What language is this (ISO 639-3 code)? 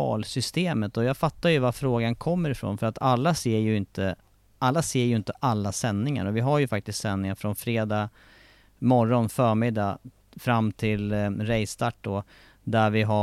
swe